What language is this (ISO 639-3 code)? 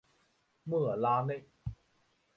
zho